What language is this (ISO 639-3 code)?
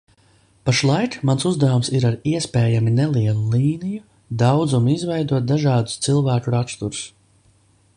lav